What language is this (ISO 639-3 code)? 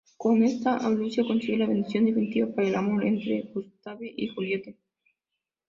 spa